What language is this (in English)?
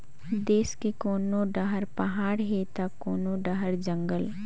Chhattisgarhi